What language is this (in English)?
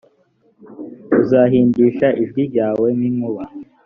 Kinyarwanda